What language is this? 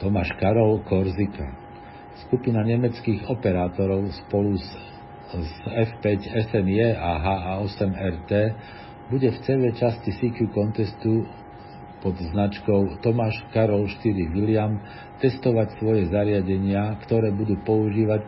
Slovak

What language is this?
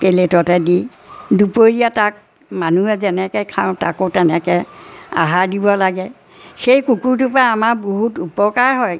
Assamese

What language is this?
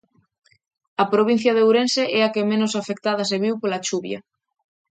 Galician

